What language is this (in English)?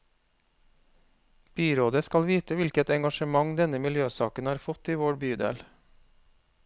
Norwegian